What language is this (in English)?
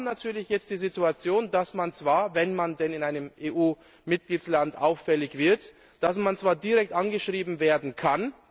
German